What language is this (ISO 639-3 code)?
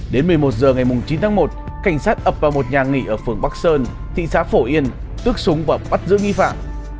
vie